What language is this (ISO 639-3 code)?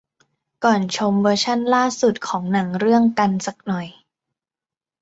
tha